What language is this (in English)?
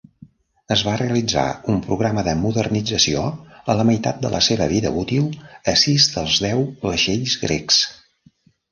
Catalan